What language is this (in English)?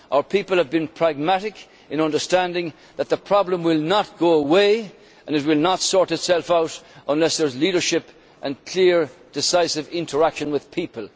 English